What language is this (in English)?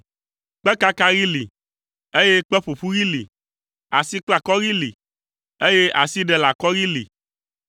Ewe